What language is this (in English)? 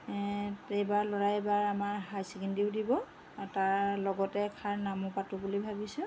Assamese